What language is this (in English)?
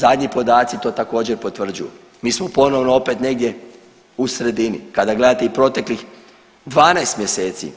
Croatian